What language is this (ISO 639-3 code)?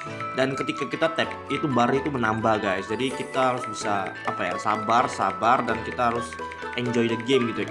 ind